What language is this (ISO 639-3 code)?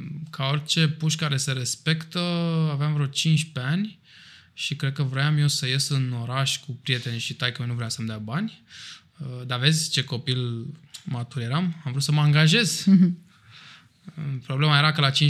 ron